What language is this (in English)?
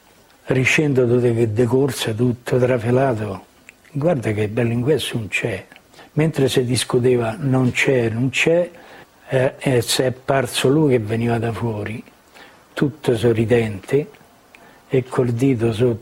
Italian